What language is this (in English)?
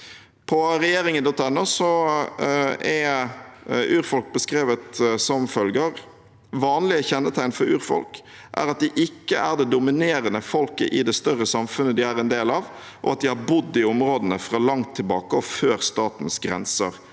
Norwegian